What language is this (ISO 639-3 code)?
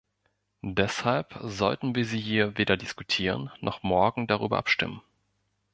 deu